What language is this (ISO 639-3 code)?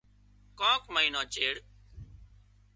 kxp